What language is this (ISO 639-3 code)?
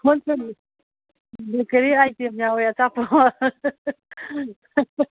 mni